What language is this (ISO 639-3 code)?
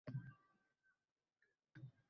uzb